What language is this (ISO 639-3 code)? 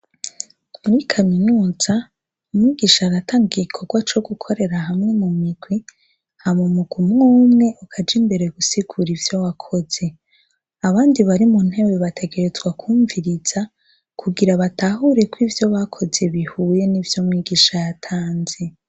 run